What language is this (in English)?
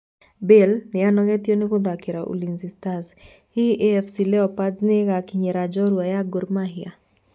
Kikuyu